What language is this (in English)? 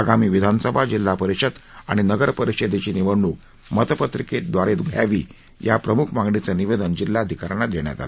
Marathi